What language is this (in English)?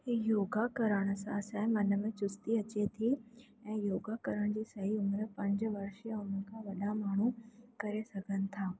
Sindhi